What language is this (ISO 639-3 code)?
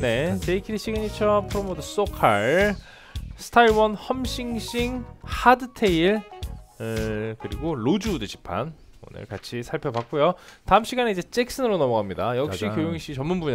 kor